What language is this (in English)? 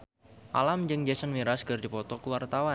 Sundanese